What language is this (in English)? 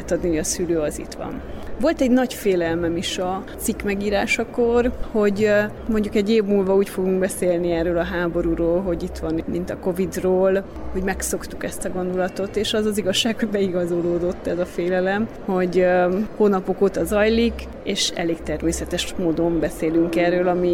Hungarian